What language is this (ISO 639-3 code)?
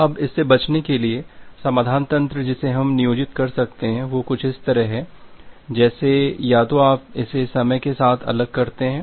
hin